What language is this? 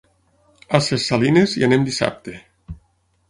Catalan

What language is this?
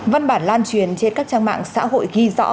Vietnamese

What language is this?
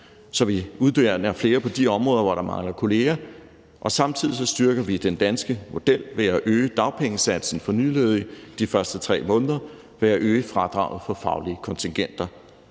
Danish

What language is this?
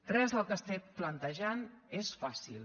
Catalan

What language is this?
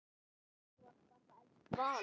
Icelandic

